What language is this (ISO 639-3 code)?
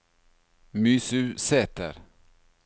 nor